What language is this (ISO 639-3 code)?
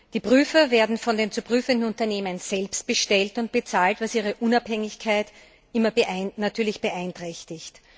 deu